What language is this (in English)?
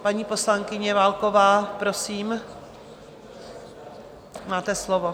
Czech